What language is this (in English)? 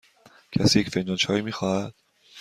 Persian